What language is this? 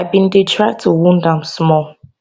Nigerian Pidgin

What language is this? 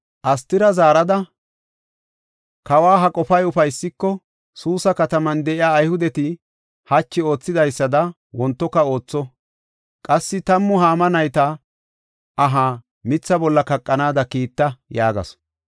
Gofa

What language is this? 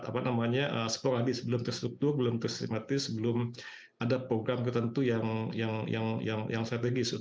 Indonesian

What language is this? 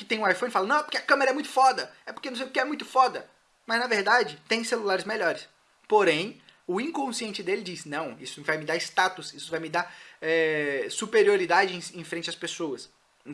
Portuguese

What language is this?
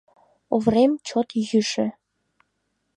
Mari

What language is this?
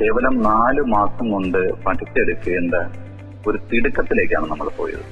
Malayalam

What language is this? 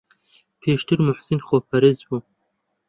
Central Kurdish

